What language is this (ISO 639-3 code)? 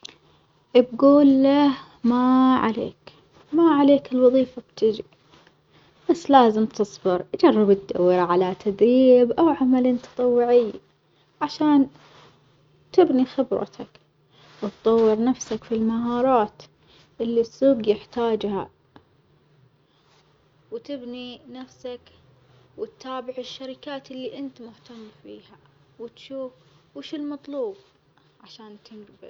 acx